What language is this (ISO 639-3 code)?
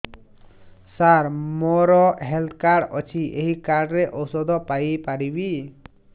ori